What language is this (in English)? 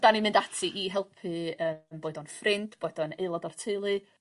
Welsh